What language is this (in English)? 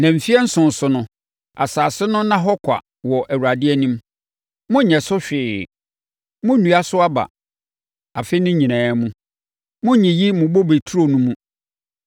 Akan